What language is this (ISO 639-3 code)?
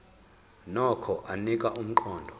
zul